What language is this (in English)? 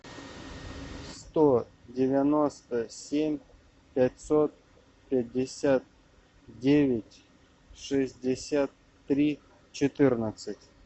Russian